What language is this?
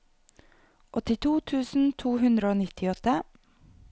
Norwegian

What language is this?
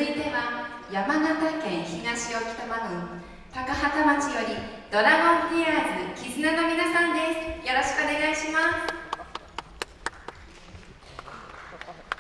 Japanese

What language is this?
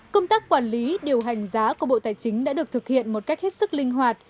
Vietnamese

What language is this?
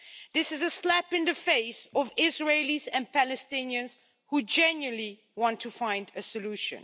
English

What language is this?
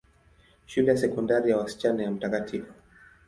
Swahili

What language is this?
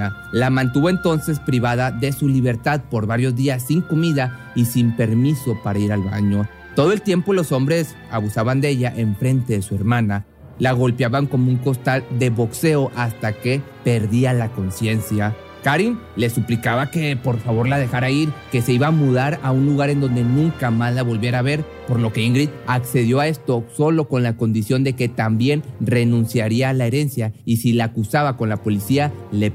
Spanish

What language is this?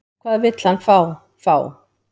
Icelandic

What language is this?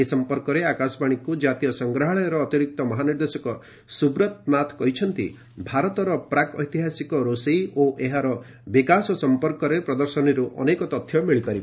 Odia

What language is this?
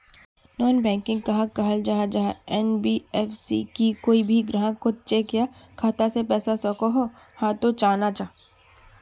Magahi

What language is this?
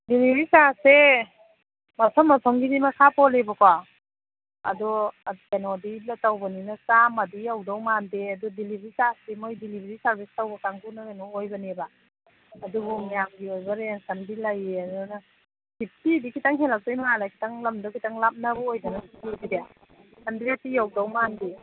Manipuri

